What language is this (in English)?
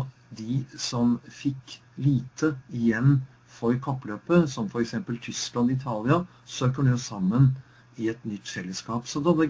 Norwegian